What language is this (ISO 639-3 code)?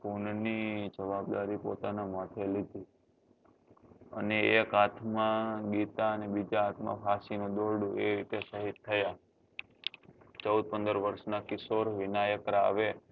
guj